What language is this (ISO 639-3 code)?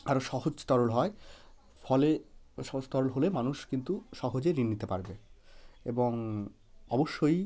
ben